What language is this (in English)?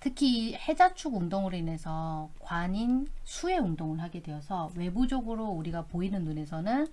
Korean